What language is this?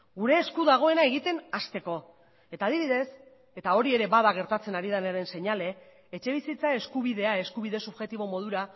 Basque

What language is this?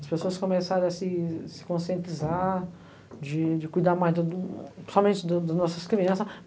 Portuguese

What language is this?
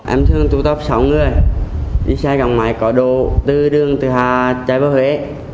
Vietnamese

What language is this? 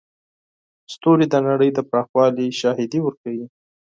Pashto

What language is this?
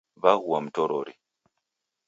Taita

